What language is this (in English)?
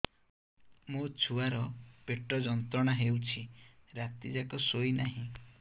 Odia